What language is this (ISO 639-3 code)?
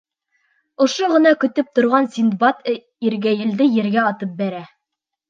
bak